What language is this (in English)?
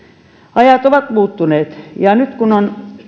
Finnish